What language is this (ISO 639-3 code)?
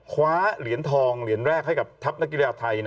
tha